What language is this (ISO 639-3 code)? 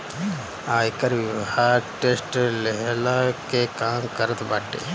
bho